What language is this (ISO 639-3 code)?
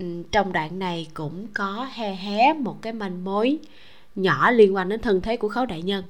vie